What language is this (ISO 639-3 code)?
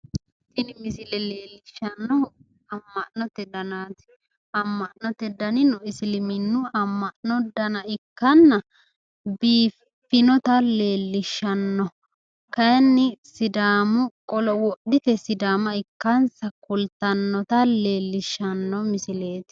sid